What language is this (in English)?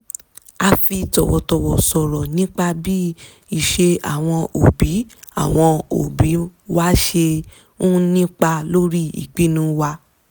Yoruba